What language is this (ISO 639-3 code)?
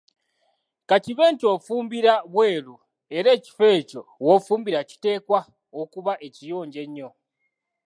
lug